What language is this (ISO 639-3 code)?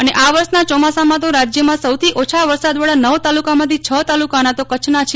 guj